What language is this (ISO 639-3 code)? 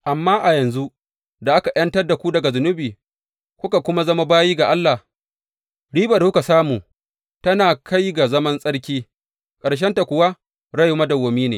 hau